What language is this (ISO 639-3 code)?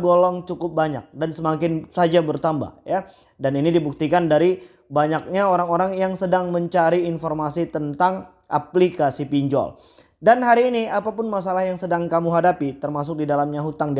ind